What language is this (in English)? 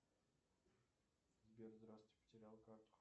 Russian